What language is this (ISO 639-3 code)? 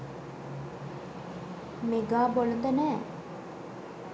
sin